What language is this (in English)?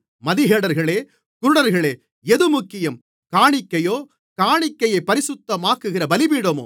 Tamil